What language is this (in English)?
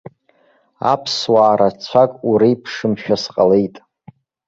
Abkhazian